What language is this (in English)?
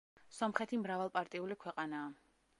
Georgian